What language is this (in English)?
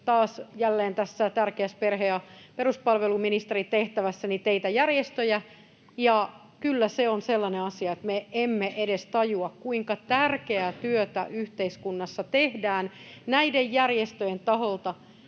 Finnish